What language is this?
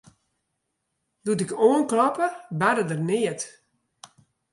Western Frisian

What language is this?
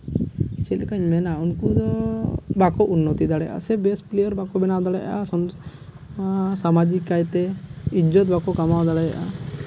Santali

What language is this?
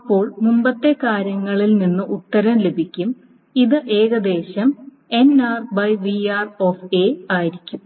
Malayalam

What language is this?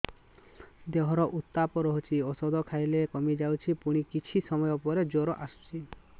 Odia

